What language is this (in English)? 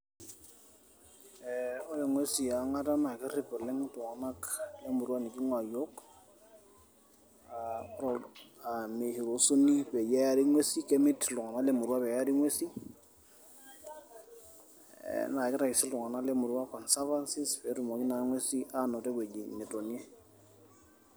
Masai